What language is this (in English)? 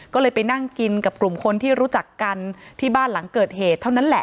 Thai